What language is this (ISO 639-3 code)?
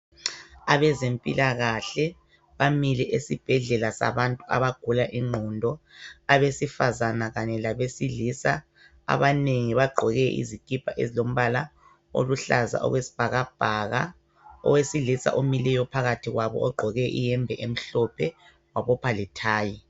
nde